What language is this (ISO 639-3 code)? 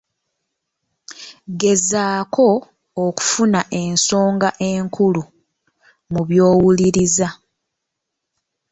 lug